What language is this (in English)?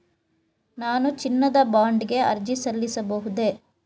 Kannada